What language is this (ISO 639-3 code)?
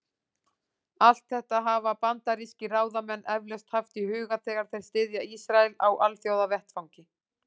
isl